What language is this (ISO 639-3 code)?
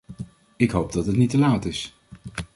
nld